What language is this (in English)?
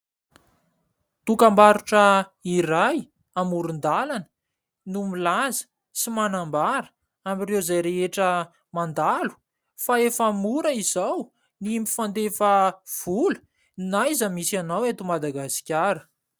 Malagasy